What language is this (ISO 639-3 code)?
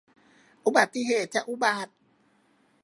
tha